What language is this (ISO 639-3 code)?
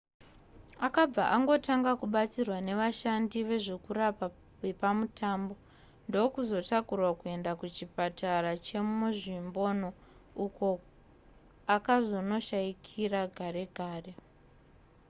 sna